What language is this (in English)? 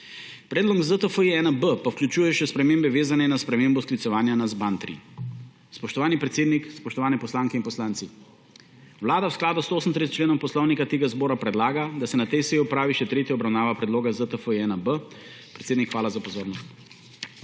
Slovenian